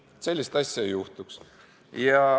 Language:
Estonian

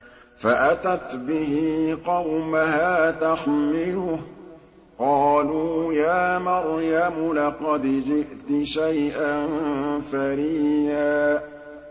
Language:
Arabic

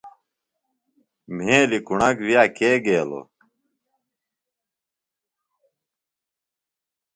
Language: Phalura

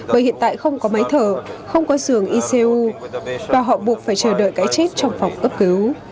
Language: Vietnamese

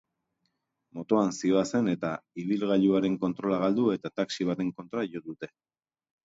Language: Basque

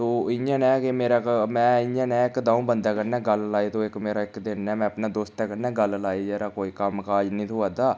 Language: Dogri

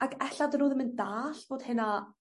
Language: Welsh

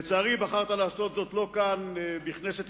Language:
Hebrew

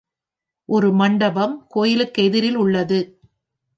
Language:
Tamil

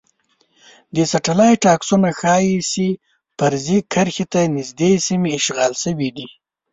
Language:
Pashto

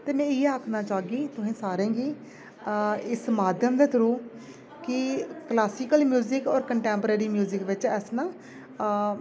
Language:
Dogri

